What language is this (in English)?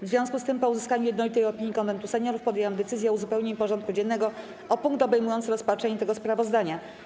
Polish